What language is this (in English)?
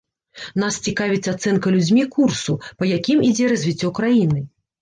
Belarusian